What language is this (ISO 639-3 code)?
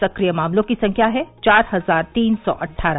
hin